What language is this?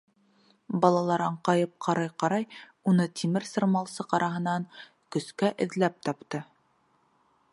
Bashkir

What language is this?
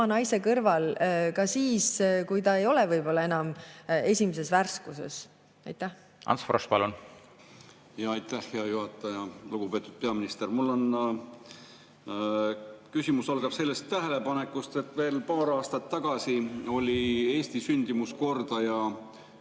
Estonian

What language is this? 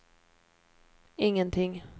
Swedish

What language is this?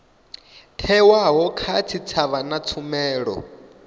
Venda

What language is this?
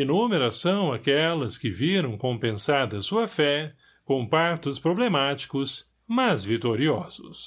Portuguese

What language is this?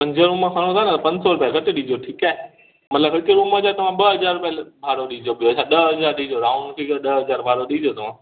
Sindhi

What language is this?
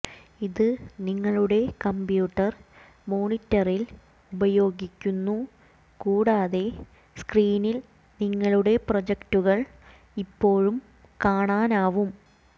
Malayalam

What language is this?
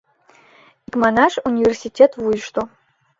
Mari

